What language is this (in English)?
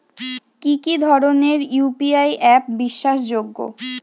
Bangla